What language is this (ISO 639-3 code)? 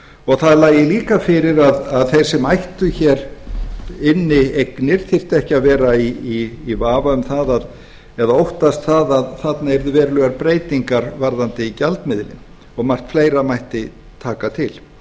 isl